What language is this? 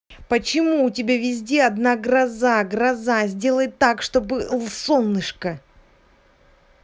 Russian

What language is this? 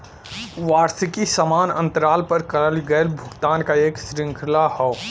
Bhojpuri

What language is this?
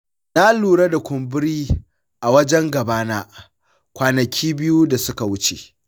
Hausa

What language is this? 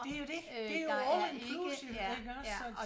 Danish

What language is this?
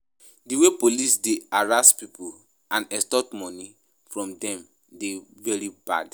Nigerian Pidgin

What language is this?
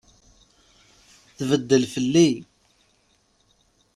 Kabyle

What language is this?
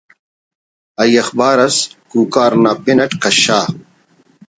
Brahui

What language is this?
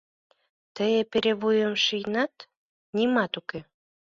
Mari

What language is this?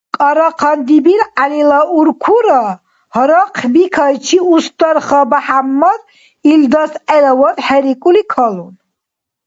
Dargwa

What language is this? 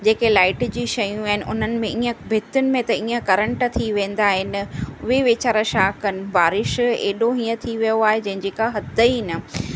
Sindhi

